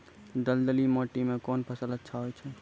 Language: Maithili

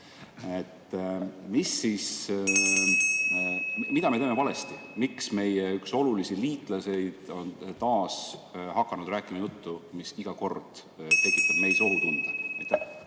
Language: Estonian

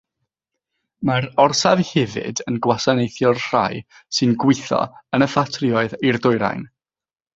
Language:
Welsh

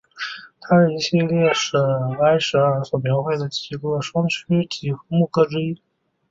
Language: Chinese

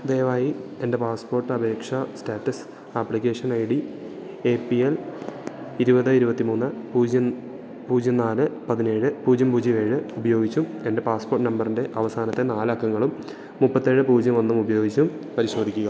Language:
Malayalam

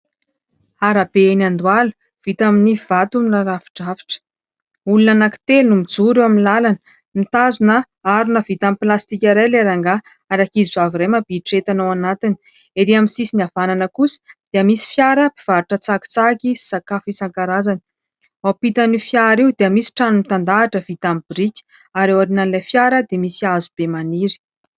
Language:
Malagasy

